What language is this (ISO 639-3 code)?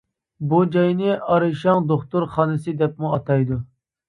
uig